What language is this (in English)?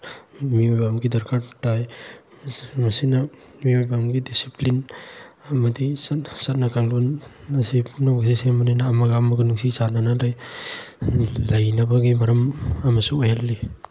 Manipuri